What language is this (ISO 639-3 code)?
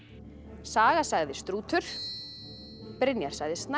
isl